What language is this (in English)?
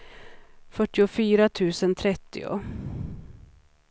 Swedish